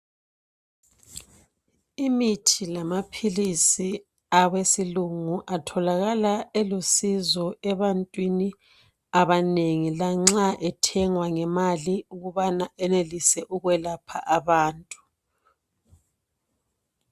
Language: North Ndebele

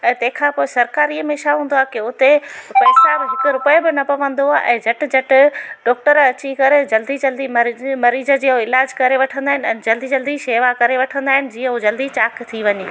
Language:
Sindhi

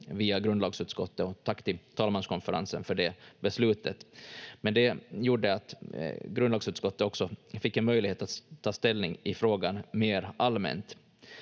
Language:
Finnish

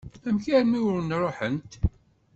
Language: Kabyle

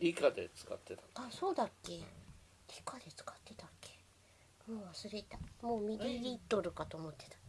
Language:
Japanese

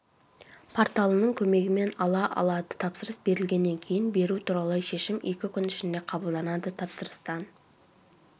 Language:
Kazakh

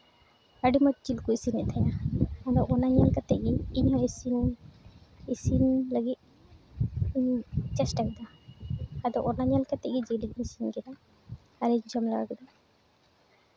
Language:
Santali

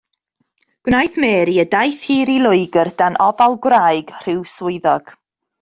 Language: Welsh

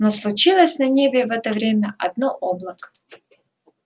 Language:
Russian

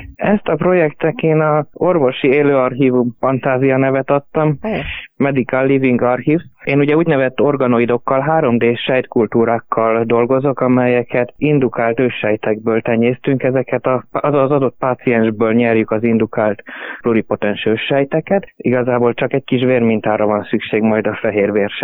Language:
Hungarian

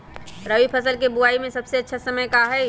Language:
Magahi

